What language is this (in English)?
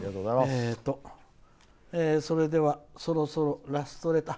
Japanese